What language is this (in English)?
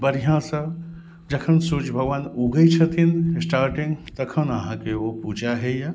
Maithili